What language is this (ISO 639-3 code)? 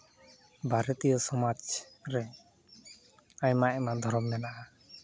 sat